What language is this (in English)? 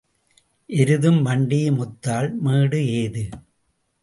Tamil